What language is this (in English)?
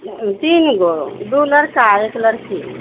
Maithili